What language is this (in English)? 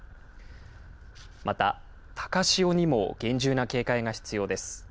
Japanese